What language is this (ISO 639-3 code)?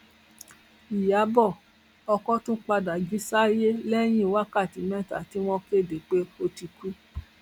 yor